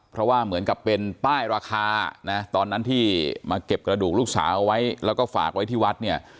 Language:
Thai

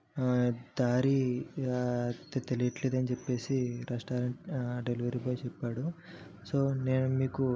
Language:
Telugu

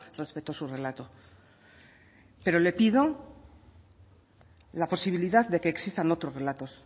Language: Spanish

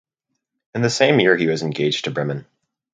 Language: English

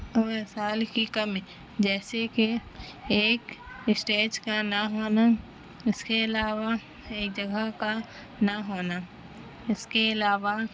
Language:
Urdu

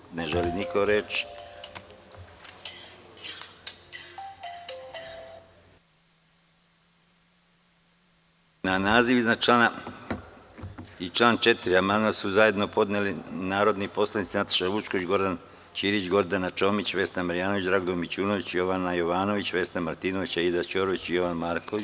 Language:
Serbian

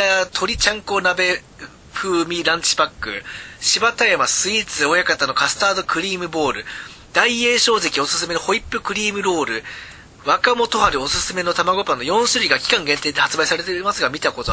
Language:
Japanese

